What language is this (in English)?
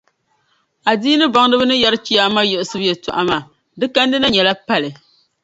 Dagbani